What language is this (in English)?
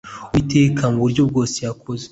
Kinyarwanda